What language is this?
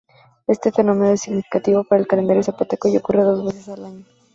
Spanish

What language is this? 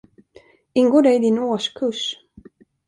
Swedish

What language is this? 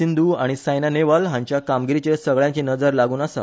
Konkani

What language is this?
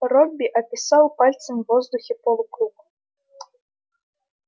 Russian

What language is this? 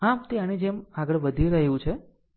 Gujarati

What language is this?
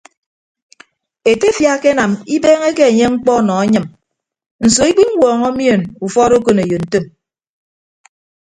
Ibibio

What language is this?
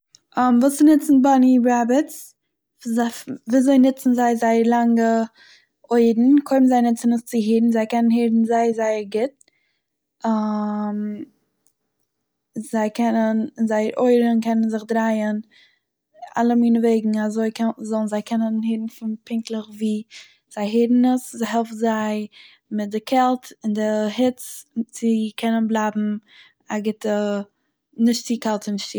Yiddish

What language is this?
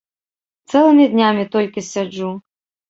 Belarusian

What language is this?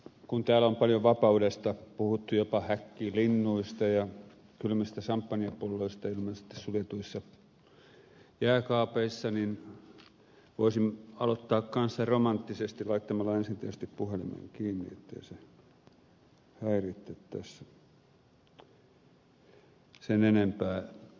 Finnish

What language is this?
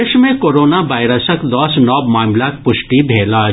Maithili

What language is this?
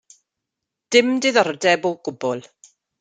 Welsh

